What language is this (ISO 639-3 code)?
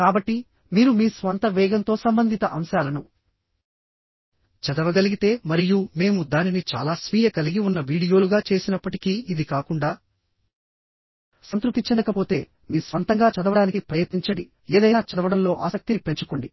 tel